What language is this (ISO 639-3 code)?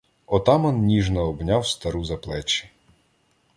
ukr